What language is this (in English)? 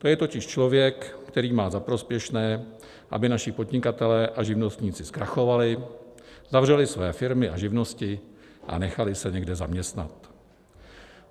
Czech